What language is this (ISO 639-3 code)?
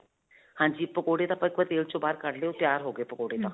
pan